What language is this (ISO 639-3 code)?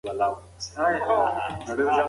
pus